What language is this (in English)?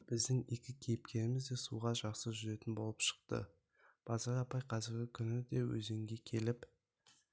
Kazakh